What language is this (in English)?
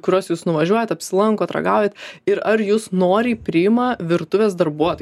Lithuanian